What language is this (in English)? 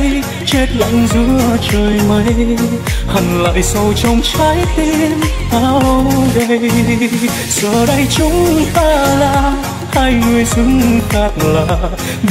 Vietnamese